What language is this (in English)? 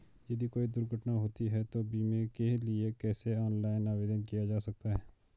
Hindi